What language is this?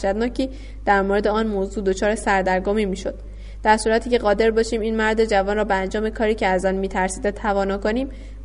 Persian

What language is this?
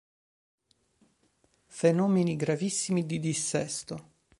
Italian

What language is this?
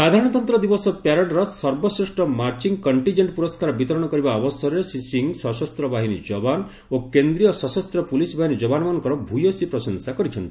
Odia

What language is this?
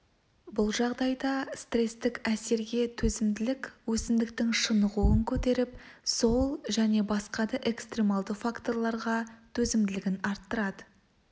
Kazakh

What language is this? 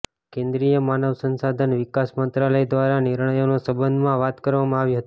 Gujarati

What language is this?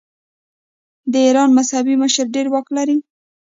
Pashto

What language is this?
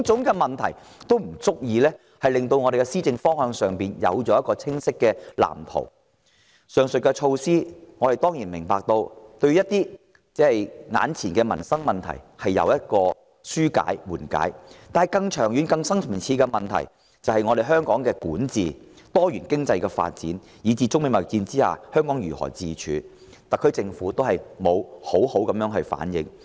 Cantonese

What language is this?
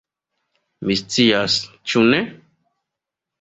Esperanto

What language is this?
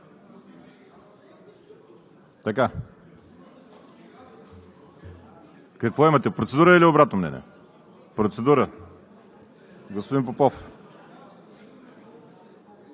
Bulgarian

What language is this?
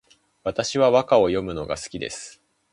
Japanese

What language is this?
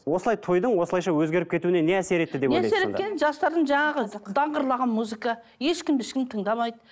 Kazakh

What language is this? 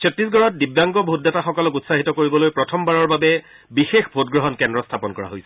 Assamese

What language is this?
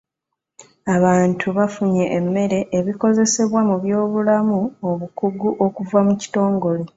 Ganda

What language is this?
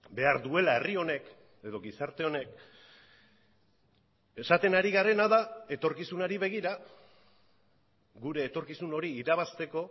Basque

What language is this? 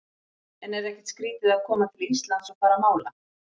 Icelandic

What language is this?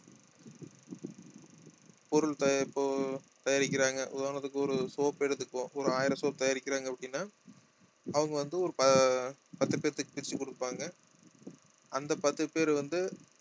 Tamil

